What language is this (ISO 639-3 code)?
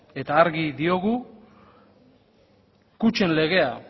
eus